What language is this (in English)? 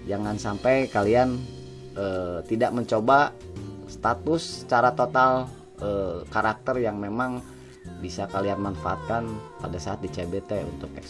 Indonesian